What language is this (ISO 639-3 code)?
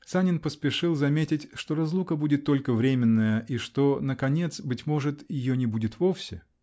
rus